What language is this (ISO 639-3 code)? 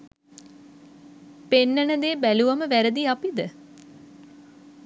sin